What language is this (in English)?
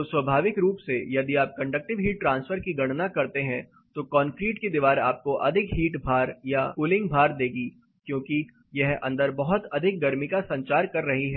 Hindi